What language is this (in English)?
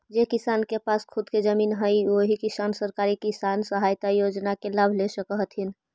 Magahi